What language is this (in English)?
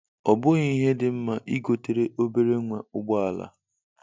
Igbo